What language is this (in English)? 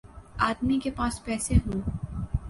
Urdu